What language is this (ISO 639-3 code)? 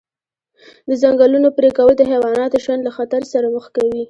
pus